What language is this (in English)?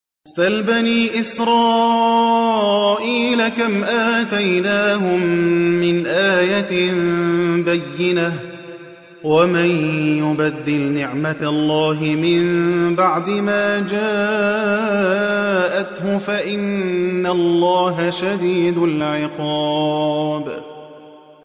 Arabic